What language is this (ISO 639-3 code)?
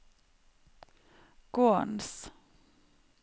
nor